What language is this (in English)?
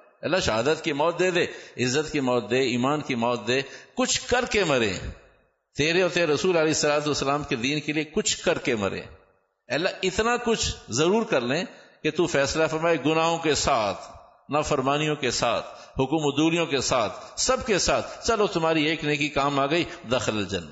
Urdu